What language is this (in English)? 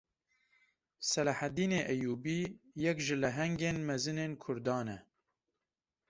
Kurdish